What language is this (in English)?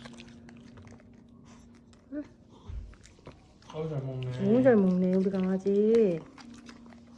Korean